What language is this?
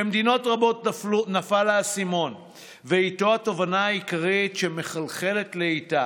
Hebrew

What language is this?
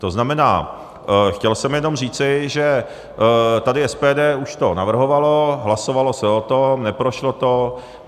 Czech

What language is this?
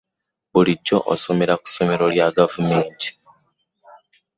Ganda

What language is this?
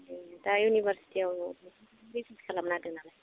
Bodo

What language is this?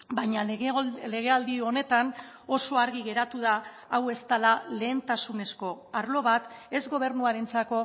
Basque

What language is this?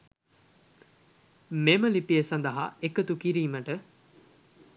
Sinhala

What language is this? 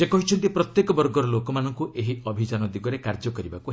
Odia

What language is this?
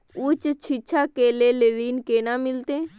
Maithili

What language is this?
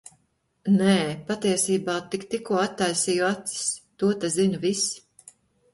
Latvian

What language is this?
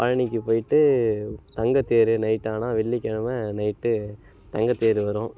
Tamil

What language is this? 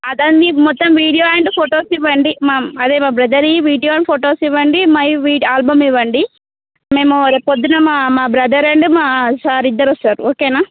Telugu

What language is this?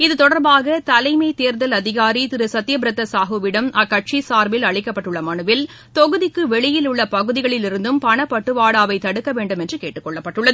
Tamil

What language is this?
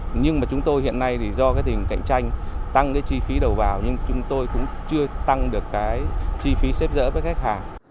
Vietnamese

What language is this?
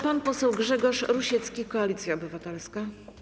Polish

